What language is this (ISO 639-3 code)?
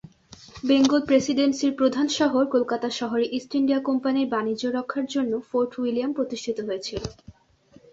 ben